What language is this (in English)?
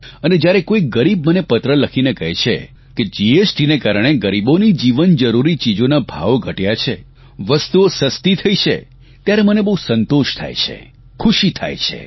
Gujarati